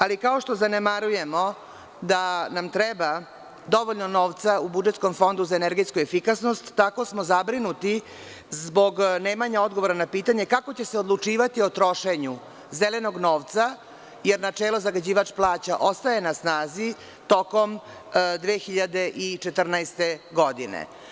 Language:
Serbian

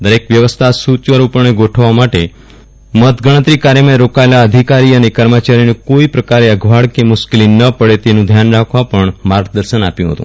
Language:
Gujarati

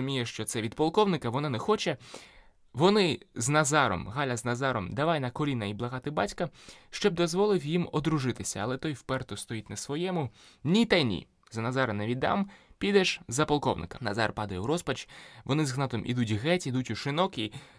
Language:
Ukrainian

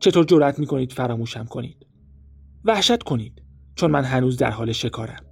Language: Persian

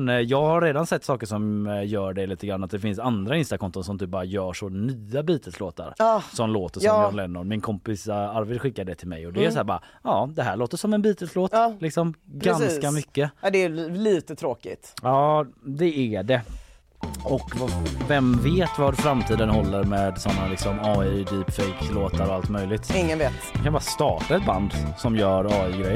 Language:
Swedish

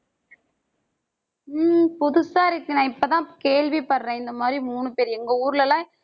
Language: Tamil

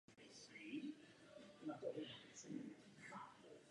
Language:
Czech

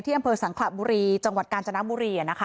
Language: Thai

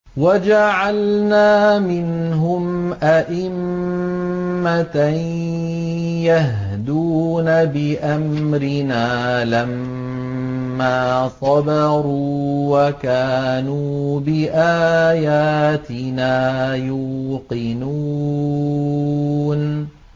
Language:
Arabic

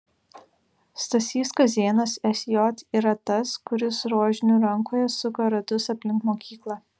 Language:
Lithuanian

